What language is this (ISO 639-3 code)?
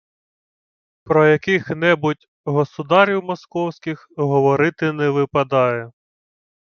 ukr